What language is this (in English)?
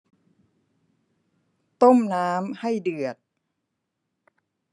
Thai